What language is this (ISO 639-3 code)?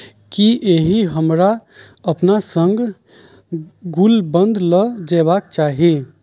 mai